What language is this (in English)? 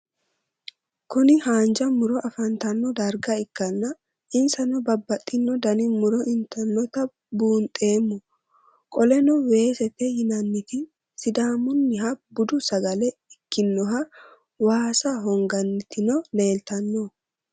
Sidamo